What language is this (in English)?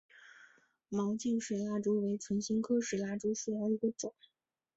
Chinese